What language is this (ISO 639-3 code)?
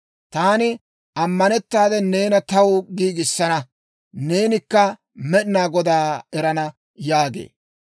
dwr